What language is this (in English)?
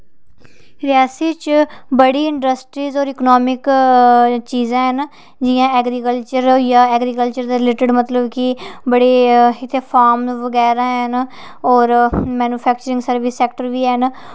Dogri